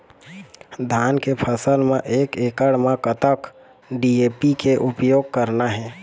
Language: Chhattisgarhi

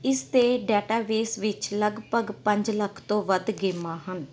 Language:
Punjabi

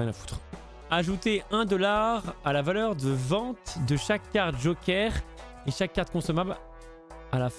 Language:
French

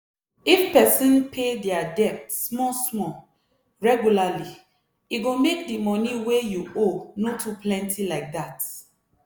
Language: Nigerian Pidgin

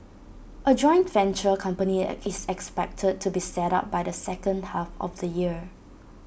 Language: English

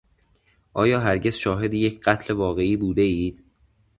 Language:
Persian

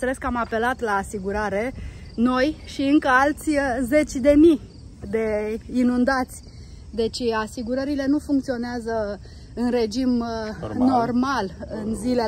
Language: Romanian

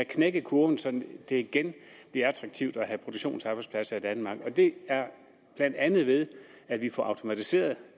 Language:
Danish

